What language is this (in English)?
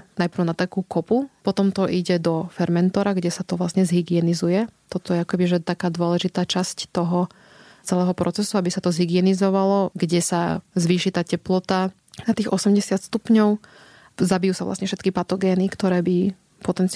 Slovak